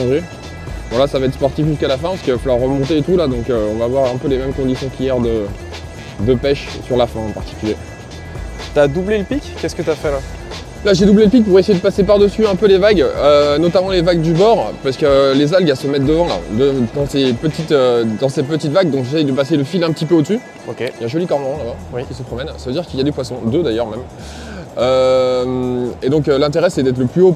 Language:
French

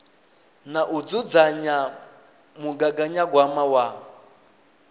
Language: Venda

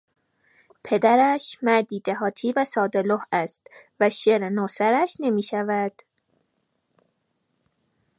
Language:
Persian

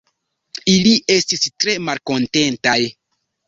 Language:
Esperanto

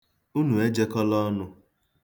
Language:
Igbo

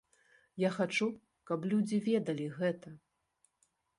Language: Belarusian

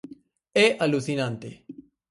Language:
Galician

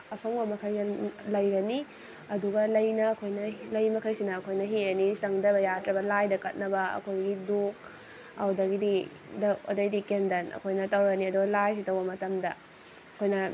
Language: Manipuri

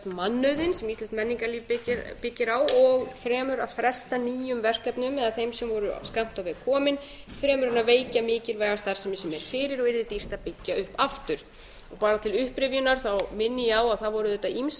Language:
Icelandic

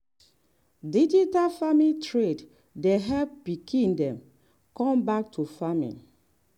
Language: Nigerian Pidgin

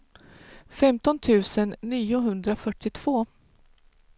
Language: Swedish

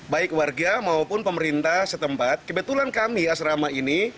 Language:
Indonesian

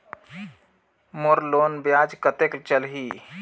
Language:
Chhattisgarhi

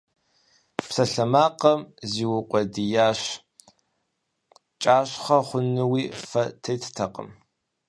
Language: Kabardian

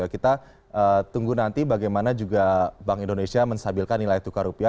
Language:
Indonesian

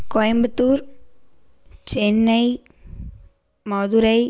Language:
Tamil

